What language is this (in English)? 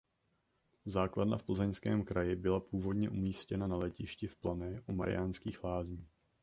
Czech